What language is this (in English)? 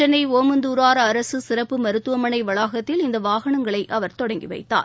Tamil